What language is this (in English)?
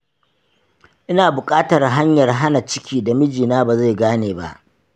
Hausa